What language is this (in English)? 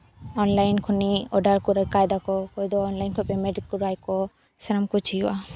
Santali